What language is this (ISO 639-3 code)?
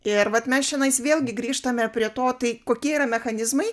lit